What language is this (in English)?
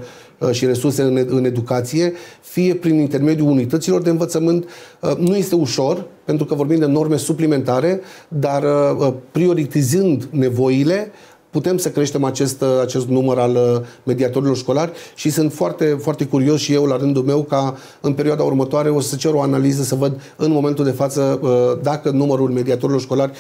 Romanian